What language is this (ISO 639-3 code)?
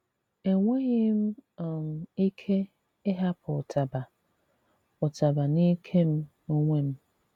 ibo